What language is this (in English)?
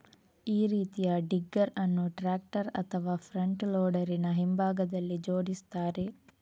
Kannada